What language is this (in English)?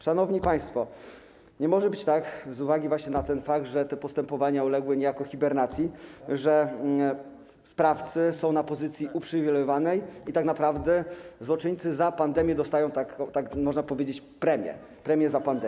Polish